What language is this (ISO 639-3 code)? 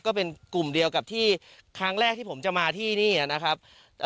tha